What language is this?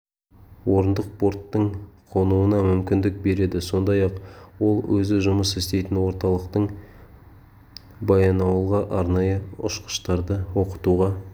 Kazakh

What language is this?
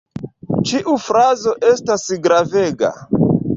Esperanto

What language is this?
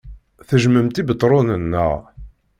Kabyle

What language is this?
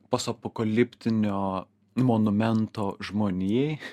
Lithuanian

